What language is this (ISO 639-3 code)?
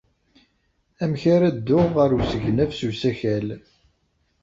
kab